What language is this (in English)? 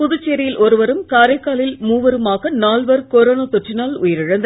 Tamil